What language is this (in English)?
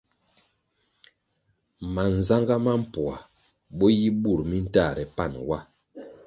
Kwasio